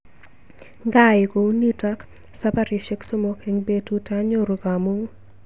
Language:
Kalenjin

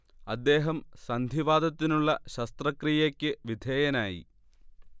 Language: Malayalam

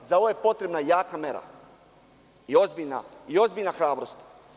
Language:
Serbian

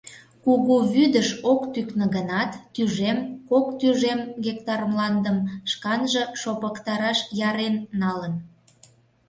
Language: Mari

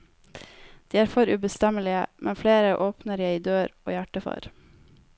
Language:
Norwegian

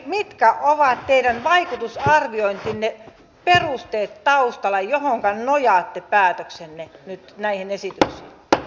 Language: Finnish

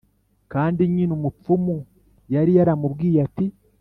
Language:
Kinyarwanda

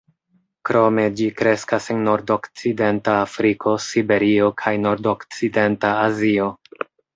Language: Esperanto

